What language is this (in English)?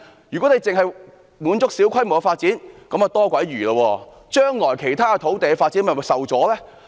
Cantonese